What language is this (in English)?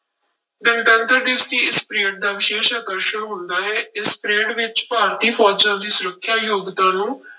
Punjabi